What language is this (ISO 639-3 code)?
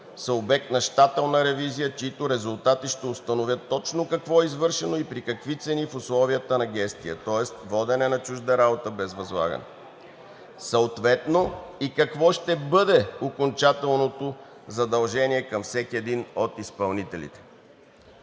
bul